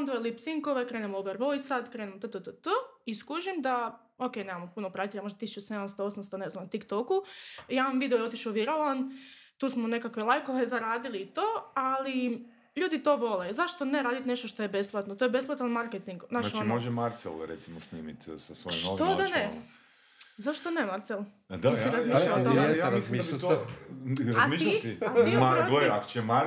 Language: Croatian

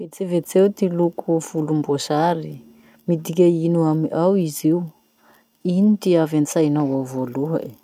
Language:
Masikoro Malagasy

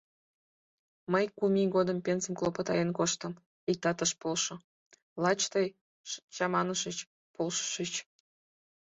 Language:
Mari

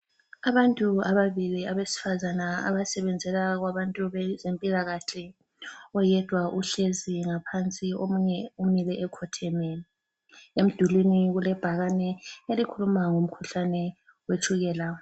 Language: North Ndebele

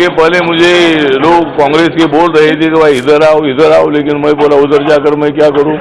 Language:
Hindi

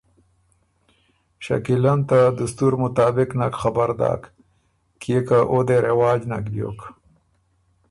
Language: Ormuri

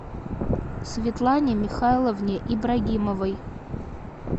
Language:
Russian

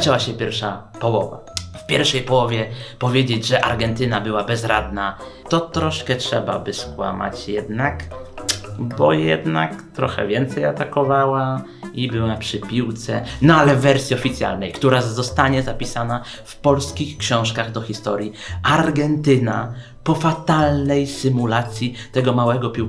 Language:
Polish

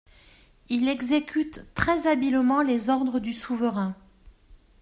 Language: French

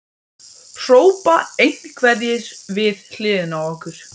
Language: Icelandic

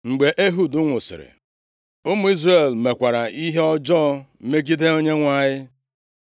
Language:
Igbo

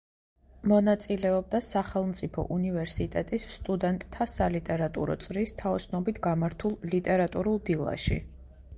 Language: Georgian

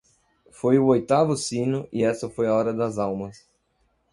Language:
Portuguese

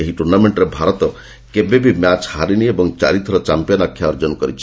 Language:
Odia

